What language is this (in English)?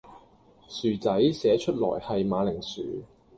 Cantonese